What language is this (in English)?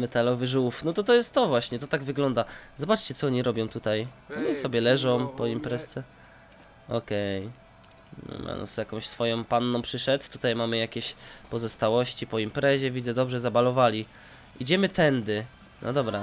Polish